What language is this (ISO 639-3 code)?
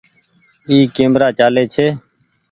gig